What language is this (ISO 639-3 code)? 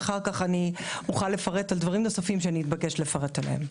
heb